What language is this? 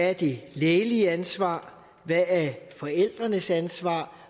Danish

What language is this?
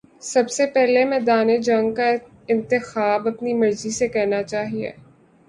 Urdu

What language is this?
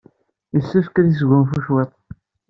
Kabyle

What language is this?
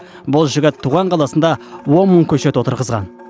Kazakh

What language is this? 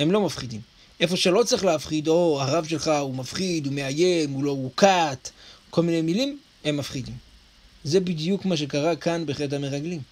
Hebrew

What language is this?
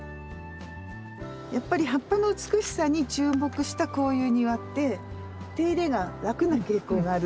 Japanese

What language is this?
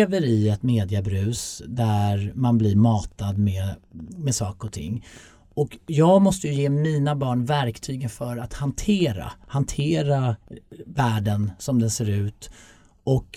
Swedish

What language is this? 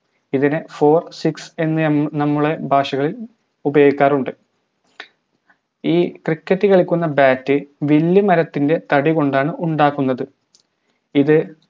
Malayalam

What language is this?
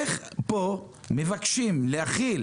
Hebrew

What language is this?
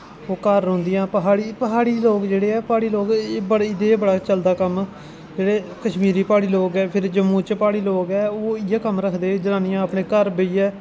Dogri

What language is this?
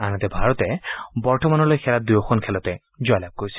Assamese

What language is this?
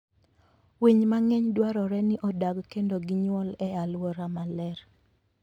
Luo (Kenya and Tanzania)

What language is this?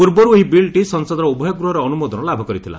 Odia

